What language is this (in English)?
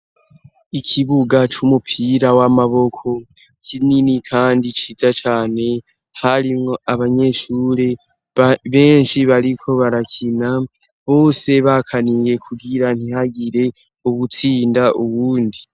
Rundi